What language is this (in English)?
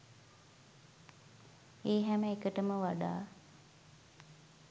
Sinhala